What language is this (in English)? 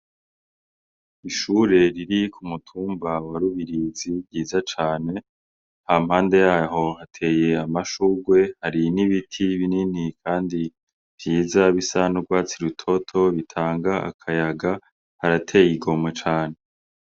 Rundi